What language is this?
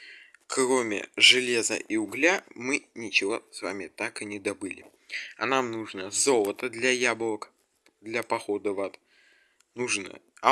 Russian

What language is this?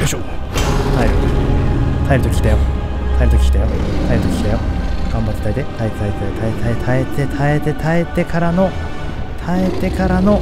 Japanese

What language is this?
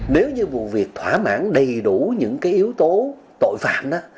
Vietnamese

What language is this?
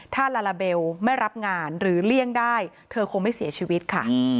Thai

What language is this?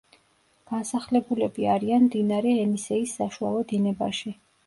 Georgian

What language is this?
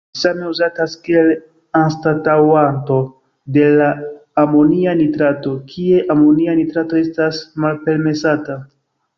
Esperanto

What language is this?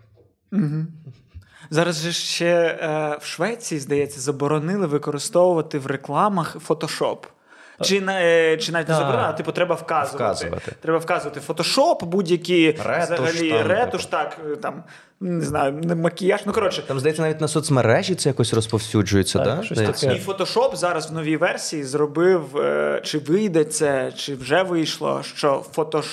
Ukrainian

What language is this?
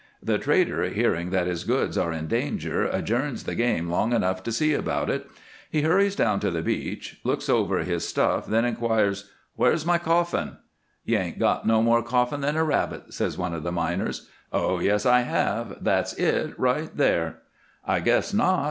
English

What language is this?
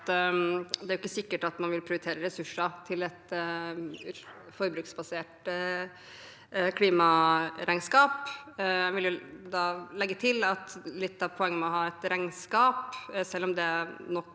Norwegian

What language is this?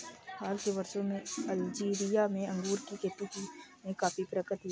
Hindi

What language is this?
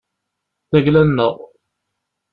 Kabyle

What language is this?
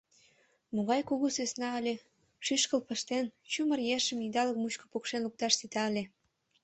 Mari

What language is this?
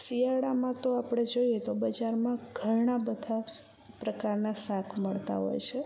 Gujarati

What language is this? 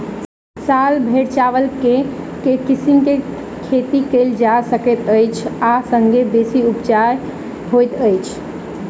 Maithili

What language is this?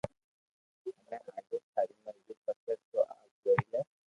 Loarki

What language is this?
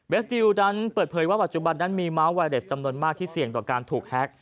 Thai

